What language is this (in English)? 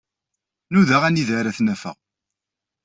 Kabyle